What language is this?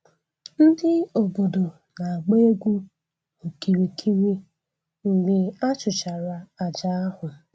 Igbo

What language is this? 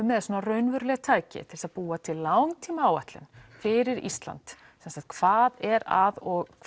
Icelandic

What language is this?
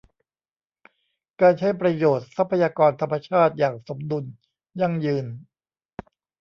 Thai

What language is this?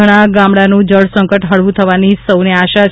Gujarati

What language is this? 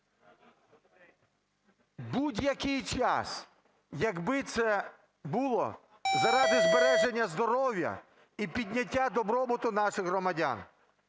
Ukrainian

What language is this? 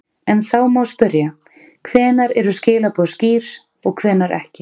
Icelandic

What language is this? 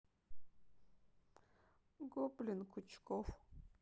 Russian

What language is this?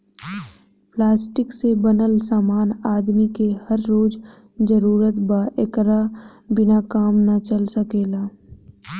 Bhojpuri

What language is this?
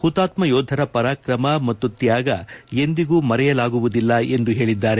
Kannada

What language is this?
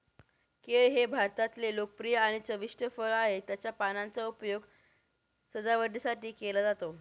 Marathi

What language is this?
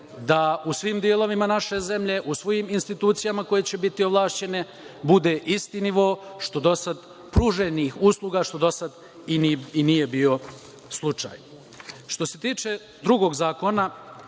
Serbian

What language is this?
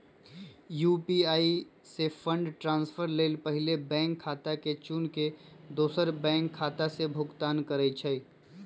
Magahi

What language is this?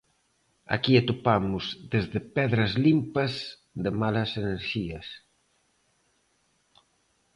Galician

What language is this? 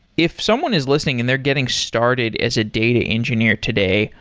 English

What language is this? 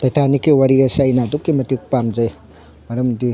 Manipuri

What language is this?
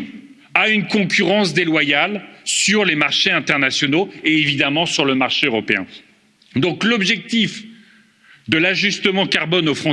French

